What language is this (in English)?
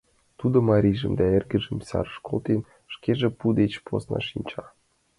Mari